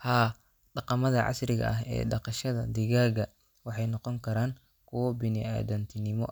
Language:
Somali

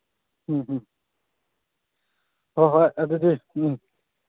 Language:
Manipuri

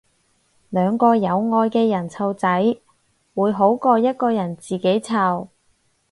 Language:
Cantonese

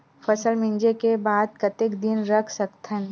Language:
Chhattisgarhi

